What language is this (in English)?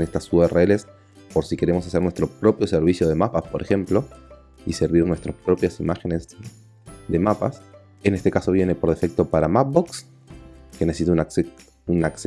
Spanish